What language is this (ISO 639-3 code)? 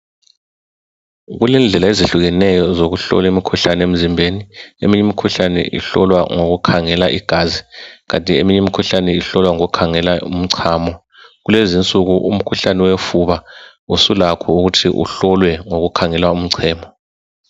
nde